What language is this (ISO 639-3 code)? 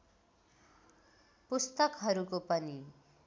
nep